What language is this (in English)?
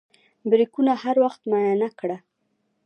Pashto